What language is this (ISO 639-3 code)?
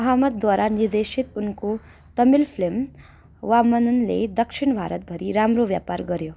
nep